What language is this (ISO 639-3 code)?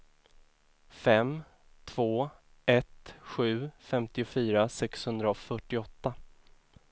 swe